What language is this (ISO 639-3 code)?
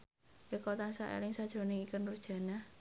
jav